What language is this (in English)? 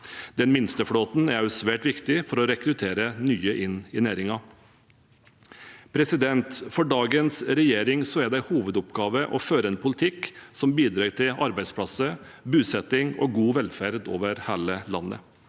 Norwegian